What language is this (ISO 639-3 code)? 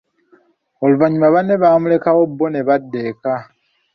lug